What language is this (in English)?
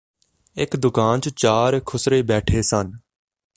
Punjabi